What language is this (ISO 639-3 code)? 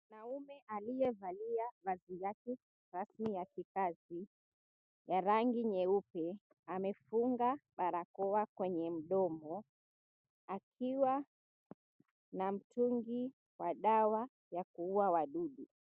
swa